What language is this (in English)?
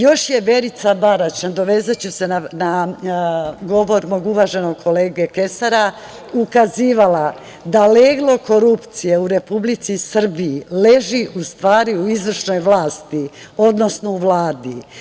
Serbian